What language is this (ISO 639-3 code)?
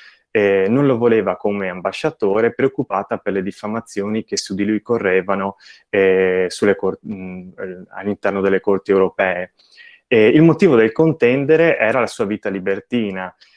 ita